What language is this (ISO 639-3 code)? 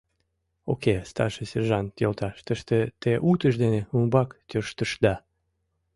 chm